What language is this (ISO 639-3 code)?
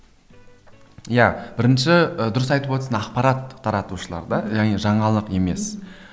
kaz